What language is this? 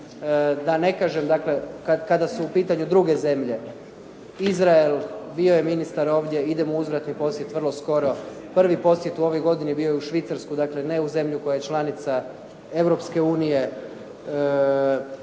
Croatian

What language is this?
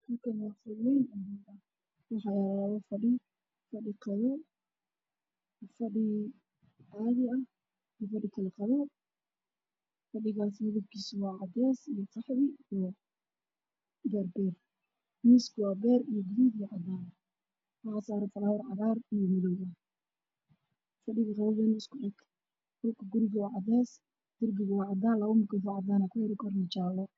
Somali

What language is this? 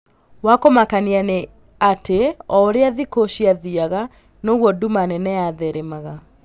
Kikuyu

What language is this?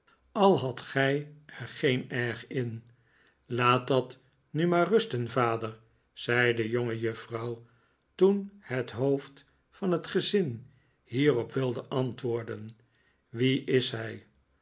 Dutch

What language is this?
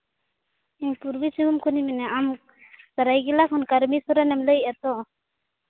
Santali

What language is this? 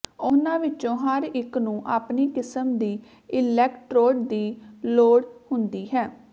Punjabi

